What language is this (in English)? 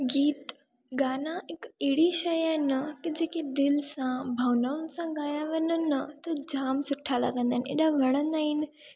Sindhi